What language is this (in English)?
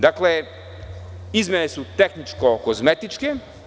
Serbian